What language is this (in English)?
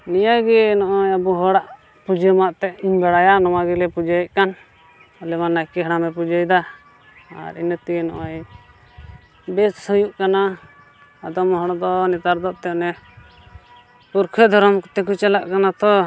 Santali